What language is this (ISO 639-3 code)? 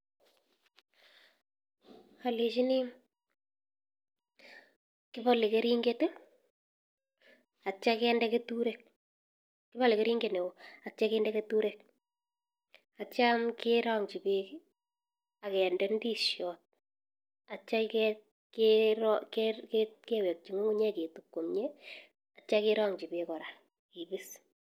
kln